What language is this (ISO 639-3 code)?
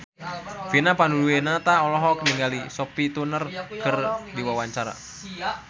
sun